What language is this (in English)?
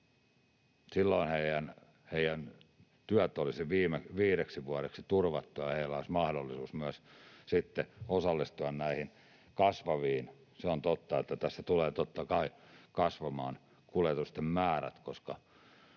Finnish